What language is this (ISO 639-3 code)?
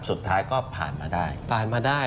tha